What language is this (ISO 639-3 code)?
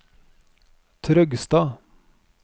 nor